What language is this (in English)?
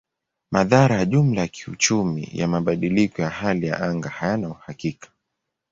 Swahili